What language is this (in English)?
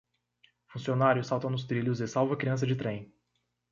Portuguese